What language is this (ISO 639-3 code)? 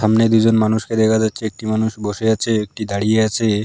ben